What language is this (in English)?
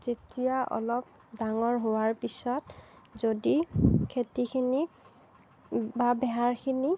Assamese